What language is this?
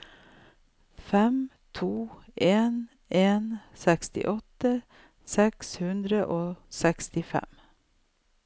Norwegian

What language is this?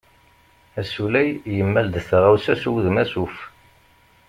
Kabyle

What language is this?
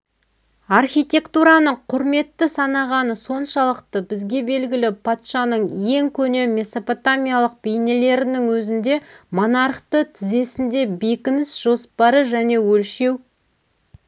Kazakh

